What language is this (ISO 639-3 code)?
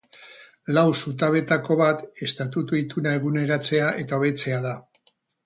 eus